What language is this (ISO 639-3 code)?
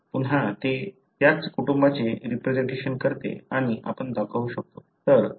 mar